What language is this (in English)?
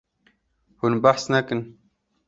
Kurdish